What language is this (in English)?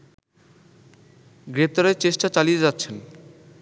Bangla